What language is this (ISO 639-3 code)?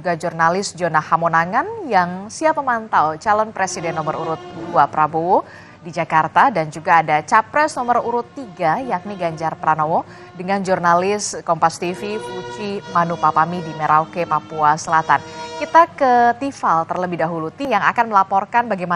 ind